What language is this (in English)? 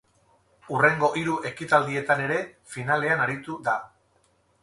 Basque